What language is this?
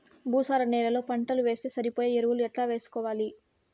Telugu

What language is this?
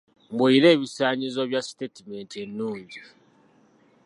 Ganda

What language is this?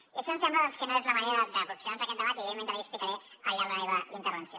Catalan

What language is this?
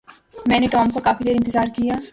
Urdu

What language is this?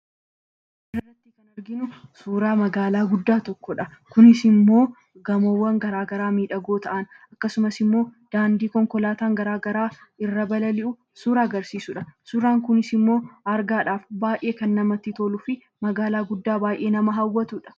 Oromo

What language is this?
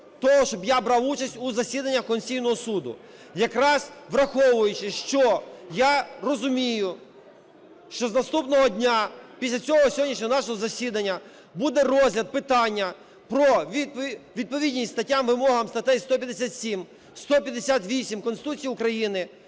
Ukrainian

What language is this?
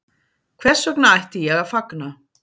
Icelandic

